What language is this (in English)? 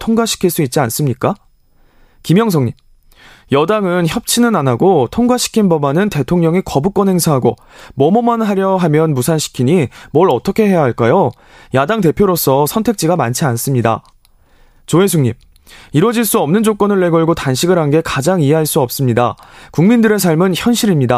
Korean